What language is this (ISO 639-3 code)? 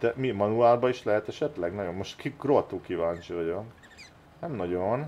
hun